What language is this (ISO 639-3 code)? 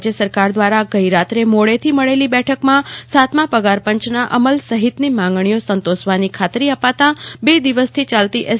guj